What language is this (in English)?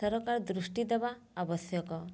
Odia